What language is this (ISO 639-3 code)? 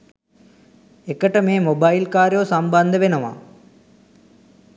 sin